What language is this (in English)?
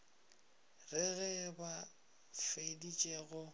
Northern Sotho